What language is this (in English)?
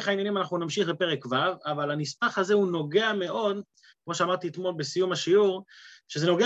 Hebrew